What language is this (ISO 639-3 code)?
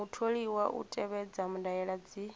ven